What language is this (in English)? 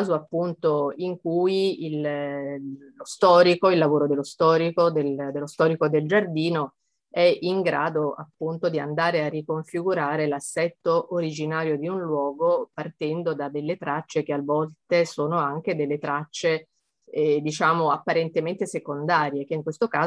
Italian